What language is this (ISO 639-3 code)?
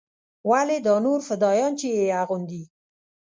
pus